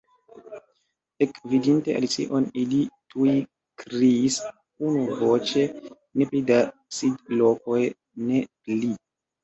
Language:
Esperanto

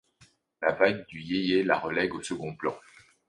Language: French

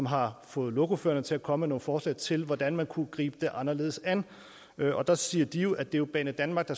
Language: Danish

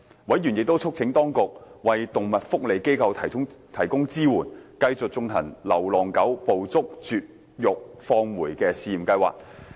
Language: Cantonese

